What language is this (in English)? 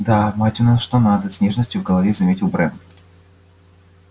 Russian